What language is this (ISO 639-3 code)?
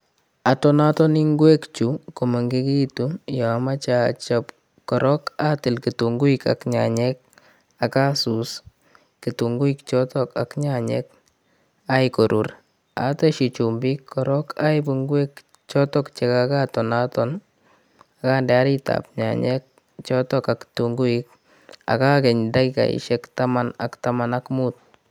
kln